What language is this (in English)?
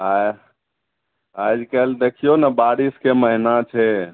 Maithili